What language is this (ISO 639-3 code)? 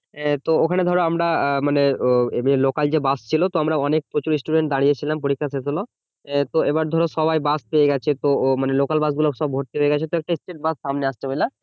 ben